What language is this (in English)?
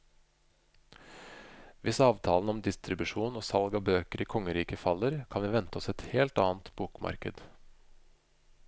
Norwegian